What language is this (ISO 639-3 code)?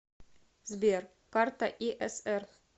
rus